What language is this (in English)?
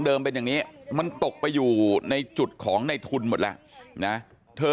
Thai